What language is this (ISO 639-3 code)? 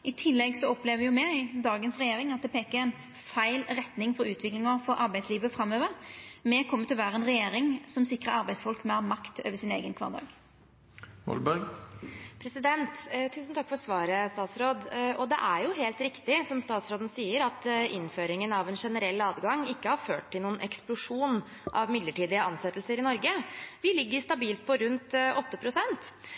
nor